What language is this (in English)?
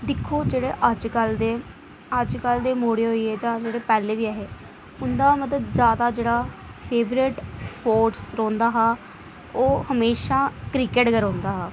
Dogri